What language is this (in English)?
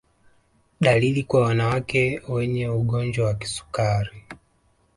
Swahili